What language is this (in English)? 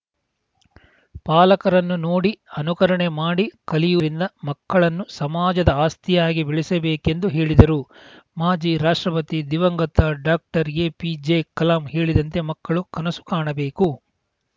Kannada